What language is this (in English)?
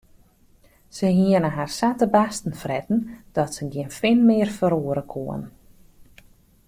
Western Frisian